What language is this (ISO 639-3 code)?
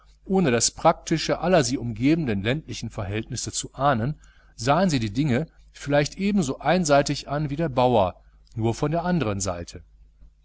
deu